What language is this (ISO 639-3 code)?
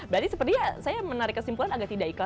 ind